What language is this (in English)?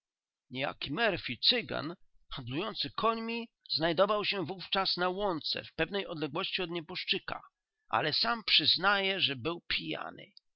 Polish